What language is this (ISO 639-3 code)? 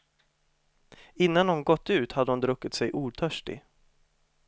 swe